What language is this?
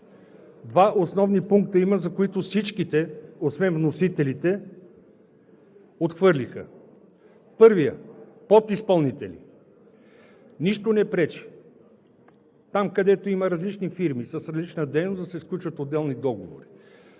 Bulgarian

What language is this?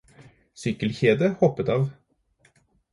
Norwegian Bokmål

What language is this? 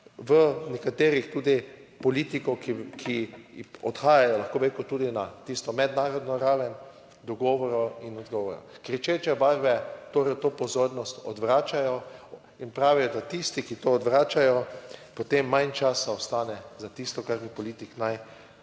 Slovenian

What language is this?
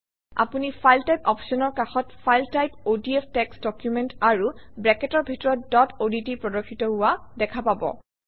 Assamese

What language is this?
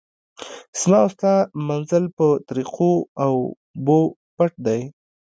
Pashto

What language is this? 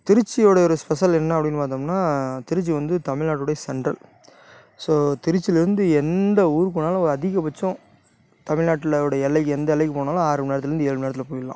Tamil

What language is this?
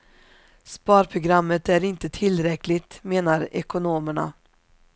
Swedish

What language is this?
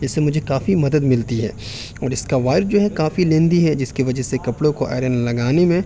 Urdu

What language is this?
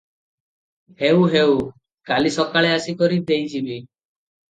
Odia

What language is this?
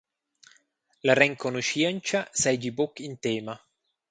Romansh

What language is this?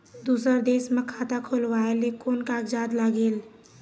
Chhattisgarhi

